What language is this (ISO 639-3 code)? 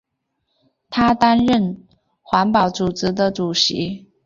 zho